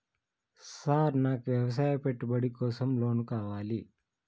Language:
Telugu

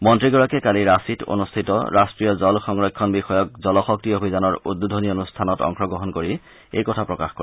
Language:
Assamese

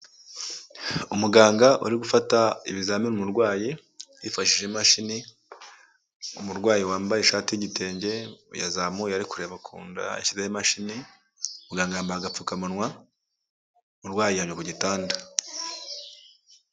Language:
Kinyarwanda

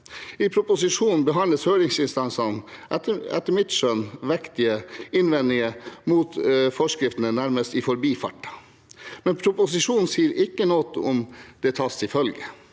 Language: Norwegian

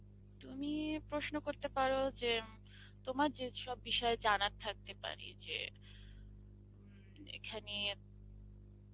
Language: Bangla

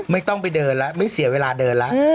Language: Thai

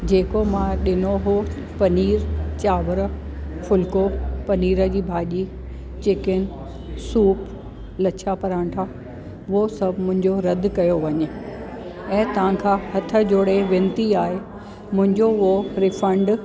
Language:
Sindhi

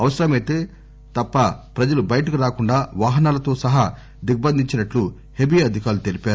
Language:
Telugu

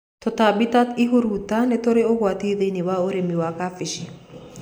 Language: Kikuyu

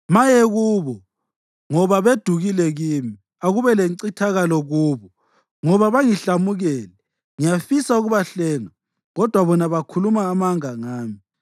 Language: North Ndebele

